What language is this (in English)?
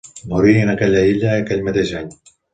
Catalan